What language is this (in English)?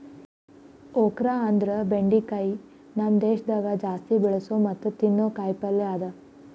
Kannada